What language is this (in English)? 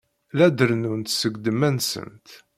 Kabyle